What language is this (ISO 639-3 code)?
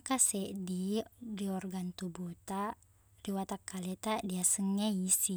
bug